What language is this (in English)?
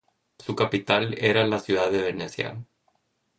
Spanish